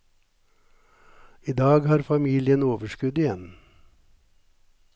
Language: Norwegian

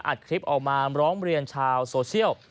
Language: Thai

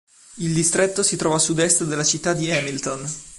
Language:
Italian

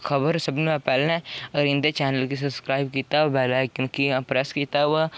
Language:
Dogri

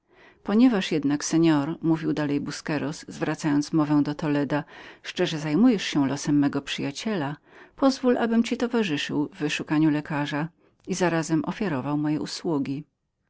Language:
Polish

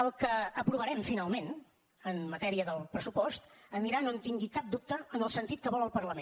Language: Catalan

